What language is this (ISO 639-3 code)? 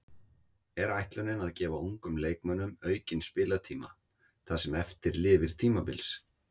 isl